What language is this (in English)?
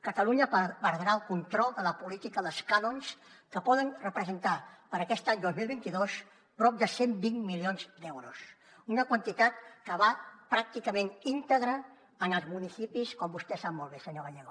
Catalan